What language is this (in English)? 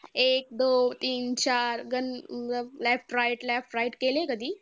Marathi